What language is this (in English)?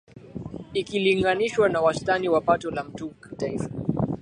Swahili